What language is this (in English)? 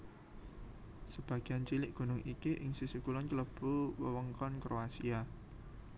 Javanese